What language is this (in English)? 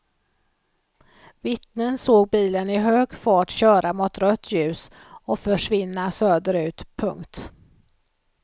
Swedish